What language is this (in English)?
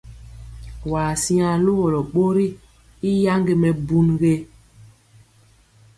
Mpiemo